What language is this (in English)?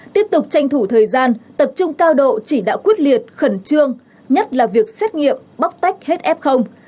Vietnamese